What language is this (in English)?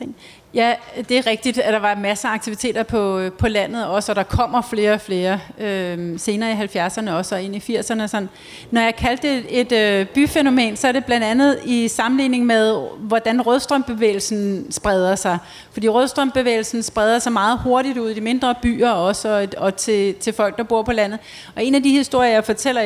Danish